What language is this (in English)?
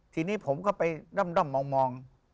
Thai